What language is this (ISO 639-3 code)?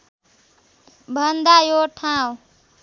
nep